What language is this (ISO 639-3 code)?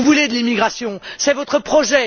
fra